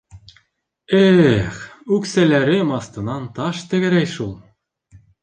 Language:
Bashkir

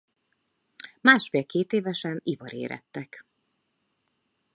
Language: Hungarian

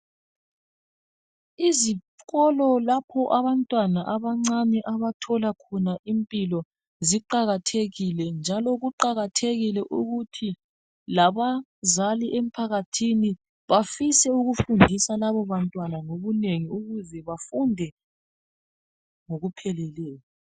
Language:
North Ndebele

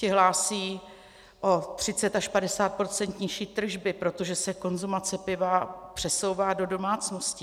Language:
Czech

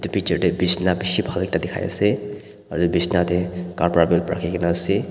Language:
Naga Pidgin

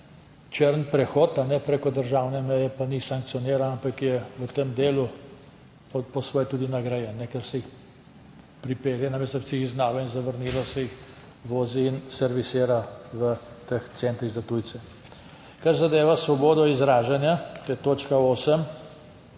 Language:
Slovenian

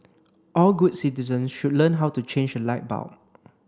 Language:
English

